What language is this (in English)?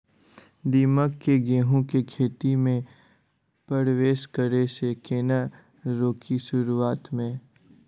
Maithili